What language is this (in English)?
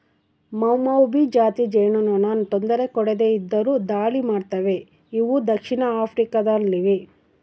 Kannada